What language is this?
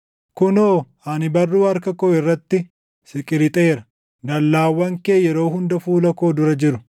Oromo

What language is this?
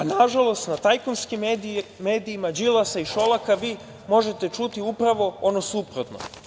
Serbian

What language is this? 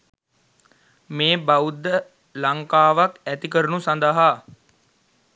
Sinhala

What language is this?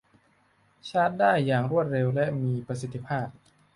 Thai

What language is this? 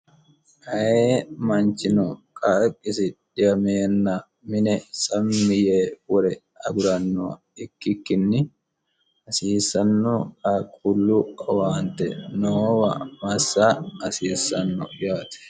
Sidamo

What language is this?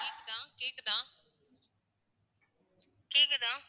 Tamil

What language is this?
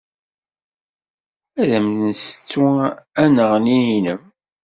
Kabyle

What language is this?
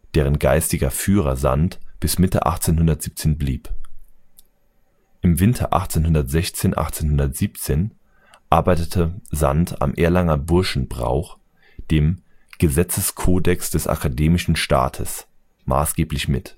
German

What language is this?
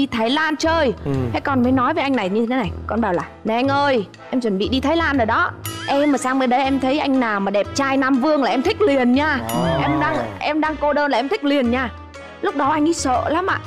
Vietnamese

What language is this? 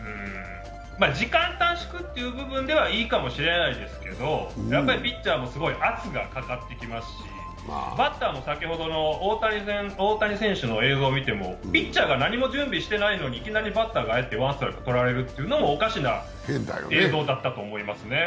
Japanese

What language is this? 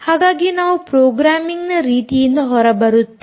Kannada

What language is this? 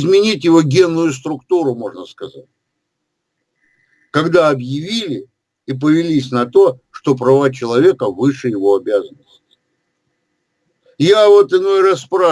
Russian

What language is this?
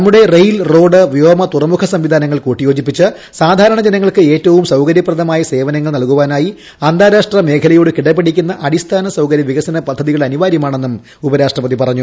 Malayalam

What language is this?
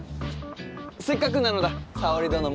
Japanese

